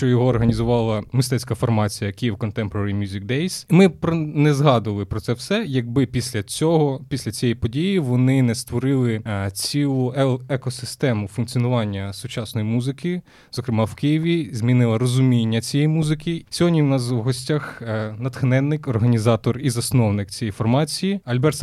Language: Ukrainian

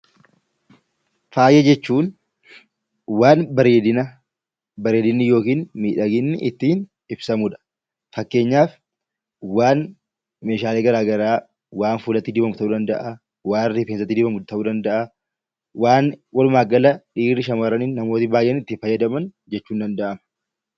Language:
Oromo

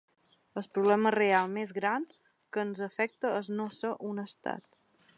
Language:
Catalan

